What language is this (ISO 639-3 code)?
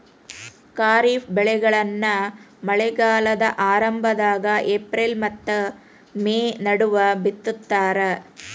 kan